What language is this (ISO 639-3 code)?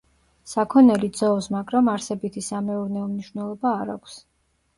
kat